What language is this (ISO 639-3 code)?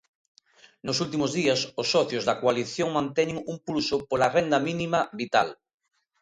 glg